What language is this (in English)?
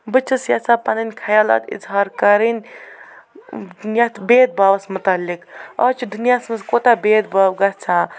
Kashmiri